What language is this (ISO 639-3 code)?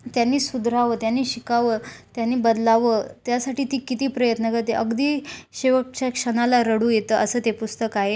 mar